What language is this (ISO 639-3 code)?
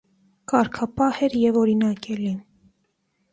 hye